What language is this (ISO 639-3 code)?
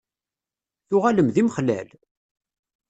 kab